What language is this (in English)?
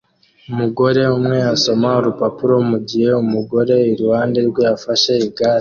Kinyarwanda